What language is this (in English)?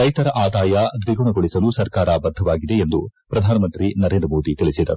Kannada